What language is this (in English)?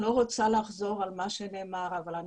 Hebrew